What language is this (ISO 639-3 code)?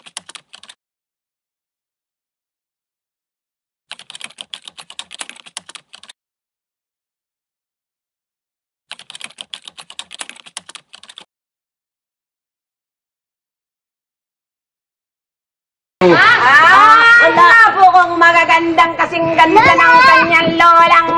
fil